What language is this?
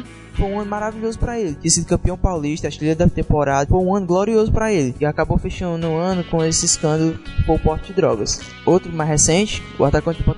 Portuguese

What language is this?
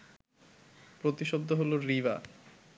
Bangla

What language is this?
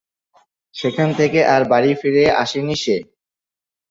Bangla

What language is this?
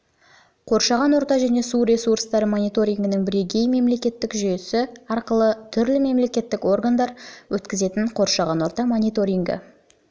Kazakh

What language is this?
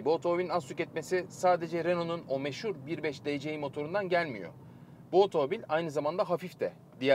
Turkish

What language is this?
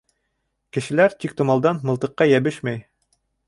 Bashkir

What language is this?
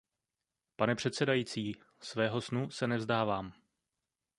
Czech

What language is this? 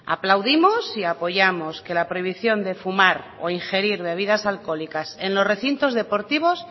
Spanish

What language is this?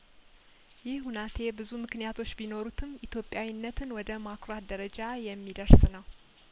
Amharic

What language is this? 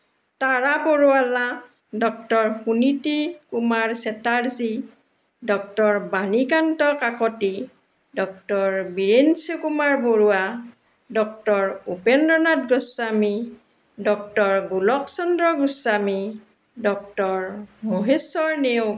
Assamese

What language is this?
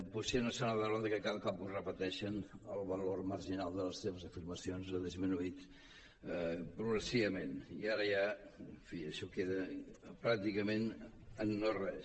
Catalan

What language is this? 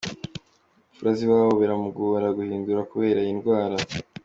Kinyarwanda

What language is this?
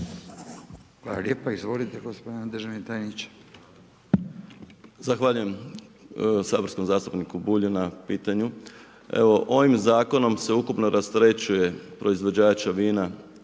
Croatian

